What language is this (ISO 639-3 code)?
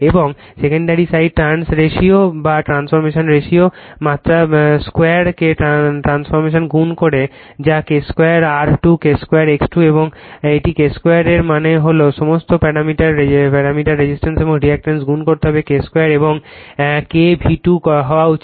ben